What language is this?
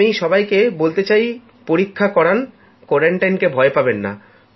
Bangla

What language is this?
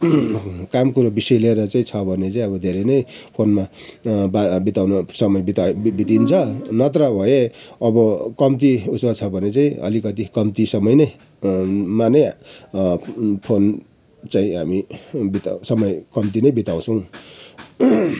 Nepali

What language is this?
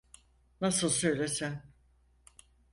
Turkish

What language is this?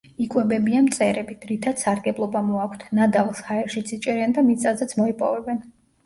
Georgian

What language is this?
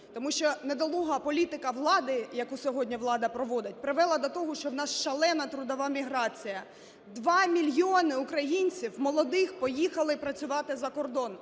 Ukrainian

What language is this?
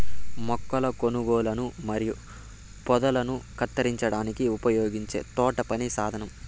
Telugu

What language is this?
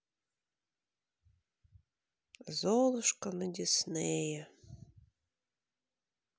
Russian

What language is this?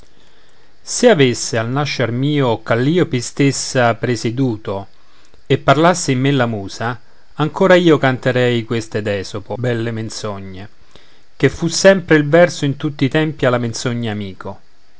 Italian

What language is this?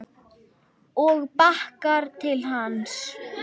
Icelandic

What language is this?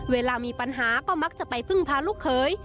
Thai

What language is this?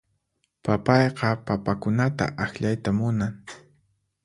Puno Quechua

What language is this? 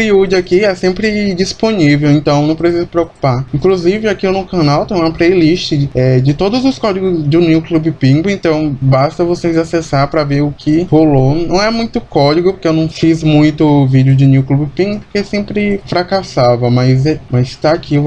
Portuguese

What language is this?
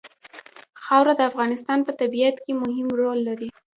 Pashto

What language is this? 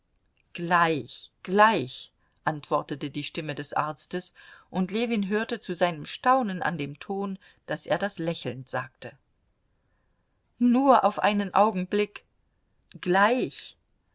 German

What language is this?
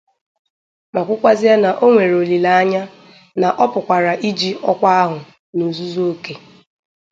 Igbo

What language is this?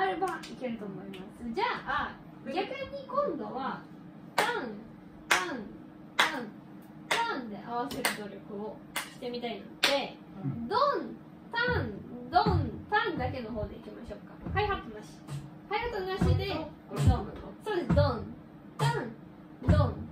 Japanese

